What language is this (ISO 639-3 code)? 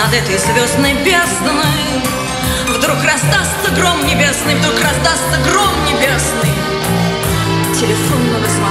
rus